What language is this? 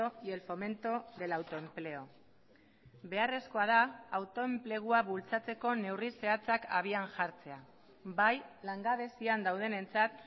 Basque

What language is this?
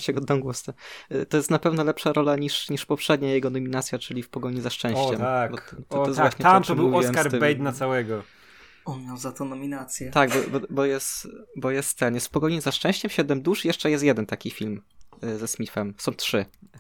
Polish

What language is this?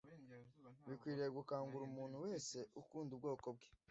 Kinyarwanda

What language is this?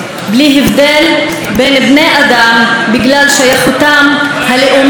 Hebrew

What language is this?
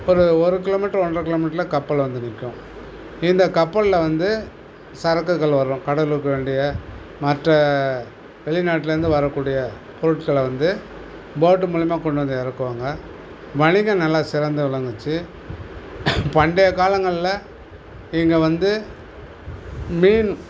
Tamil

